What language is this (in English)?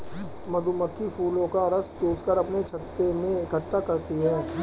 Hindi